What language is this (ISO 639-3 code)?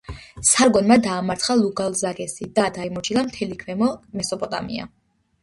kat